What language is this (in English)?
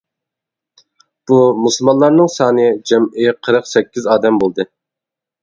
Uyghur